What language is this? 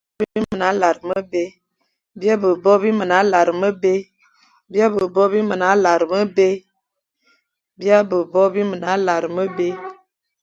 Fang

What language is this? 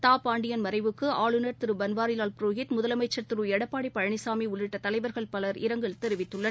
Tamil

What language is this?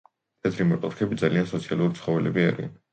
Georgian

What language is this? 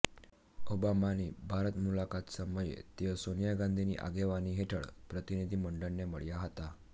Gujarati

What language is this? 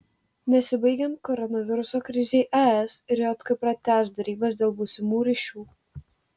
Lithuanian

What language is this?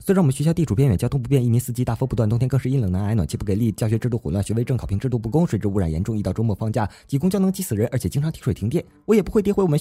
Chinese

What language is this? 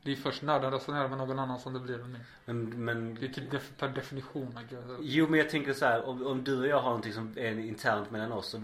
Swedish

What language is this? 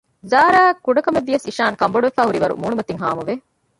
Divehi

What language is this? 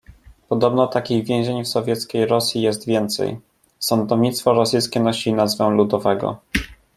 Polish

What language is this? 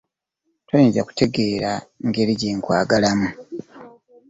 Ganda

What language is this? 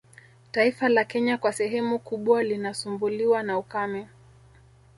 Swahili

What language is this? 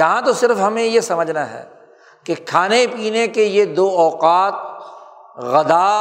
Urdu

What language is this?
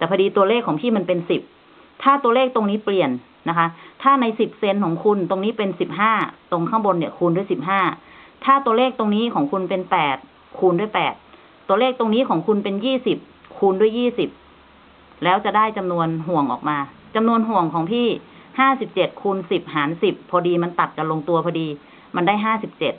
Thai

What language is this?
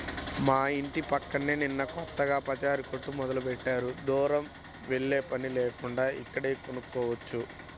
Telugu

